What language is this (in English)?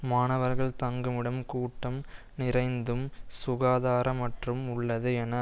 Tamil